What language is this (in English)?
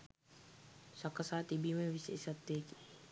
Sinhala